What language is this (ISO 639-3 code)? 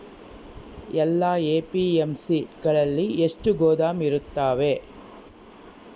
kan